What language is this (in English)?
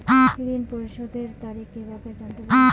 Bangla